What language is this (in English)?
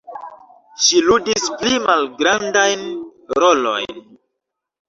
Esperanto